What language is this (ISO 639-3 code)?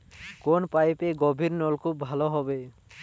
ben